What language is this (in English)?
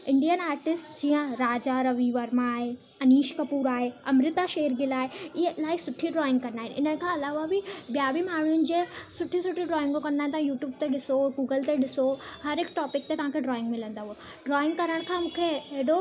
Sindhi